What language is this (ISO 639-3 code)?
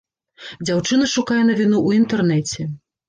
bel